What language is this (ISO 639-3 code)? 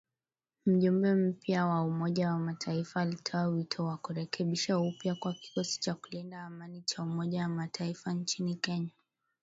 swa